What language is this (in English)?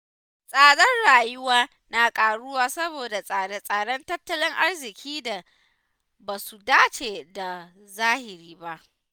Hausa